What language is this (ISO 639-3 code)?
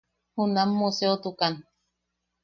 yaq